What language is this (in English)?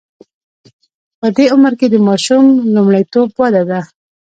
Pashto